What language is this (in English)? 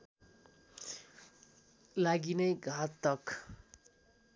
Nepali